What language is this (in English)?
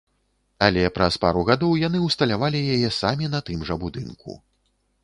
Belarusian